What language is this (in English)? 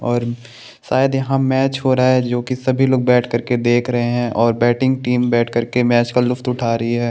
Hindi